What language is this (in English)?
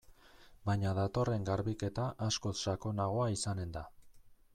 Basque